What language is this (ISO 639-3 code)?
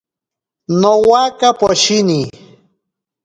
prq